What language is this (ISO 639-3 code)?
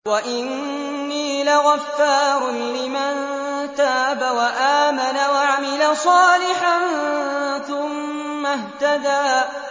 ara